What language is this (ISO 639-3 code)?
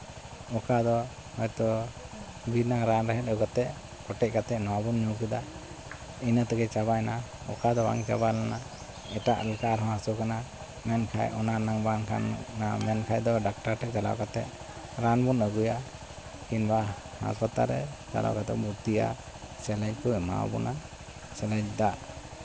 sat